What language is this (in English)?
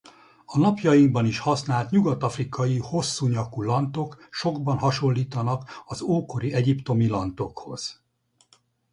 Hungarian